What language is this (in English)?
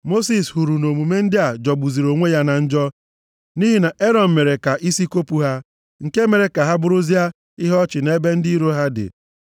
Igbo